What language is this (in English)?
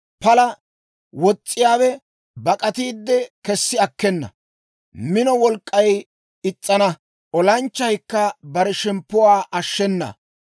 Dawro